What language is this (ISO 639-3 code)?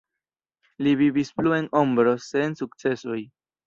epo